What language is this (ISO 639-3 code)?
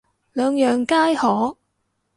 yue